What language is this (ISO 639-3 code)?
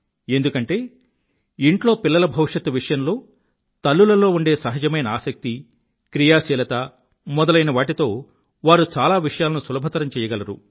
tel